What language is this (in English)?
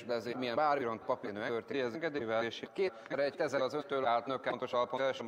Hungarian